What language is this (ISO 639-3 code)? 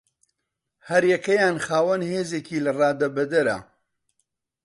ckb